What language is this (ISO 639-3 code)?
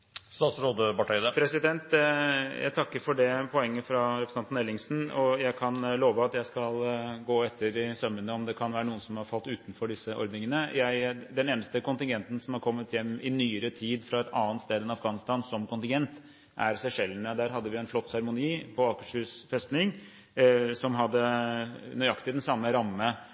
nob